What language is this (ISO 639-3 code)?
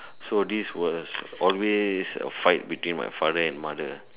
eng